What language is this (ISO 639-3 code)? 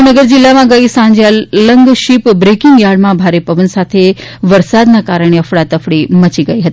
guj